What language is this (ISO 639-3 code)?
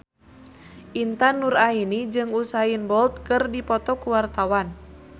sun